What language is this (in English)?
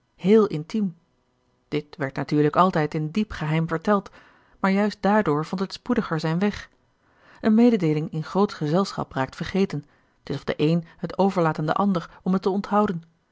Dutch